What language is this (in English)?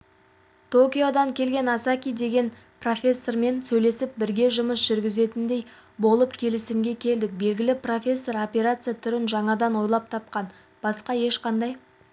Kazakh